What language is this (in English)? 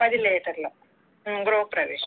Telugu